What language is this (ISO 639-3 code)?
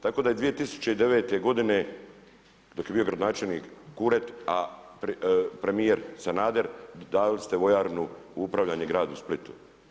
hrv